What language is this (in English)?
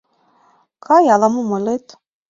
Mari